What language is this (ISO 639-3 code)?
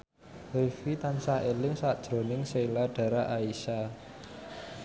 jav